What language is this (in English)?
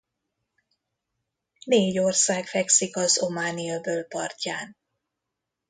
Hungarian